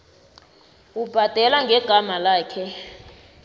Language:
South Ndebele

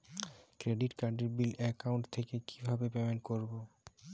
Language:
Bangla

